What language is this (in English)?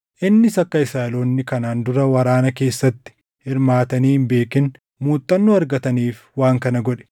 Oromo